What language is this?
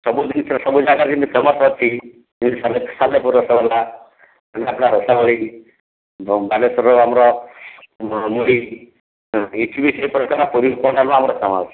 Odia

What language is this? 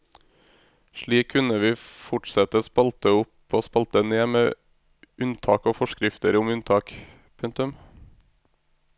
Norwegian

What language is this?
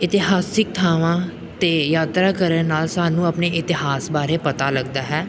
Punjabi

